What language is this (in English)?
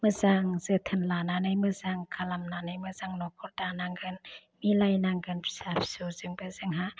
Bodo